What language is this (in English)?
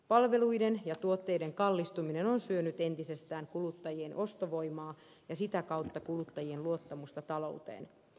Finnish